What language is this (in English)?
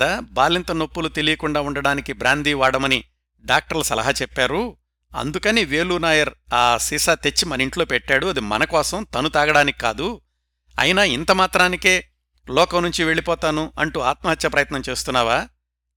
Telugu